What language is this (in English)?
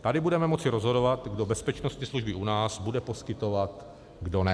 Czech